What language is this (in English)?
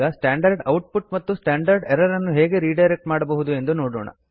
Kannada